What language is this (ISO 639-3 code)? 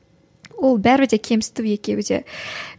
kaz